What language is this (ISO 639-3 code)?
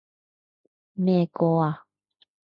yue